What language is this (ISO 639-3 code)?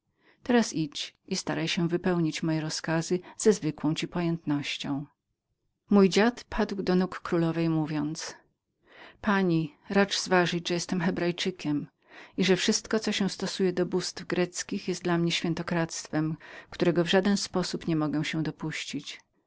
pol